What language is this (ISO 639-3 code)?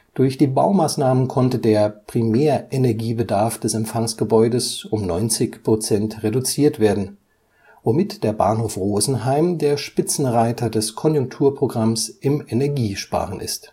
deu